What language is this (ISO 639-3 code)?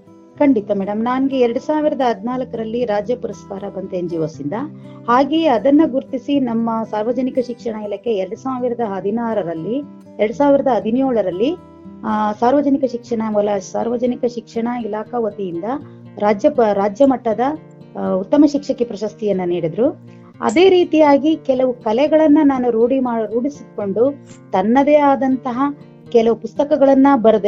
kan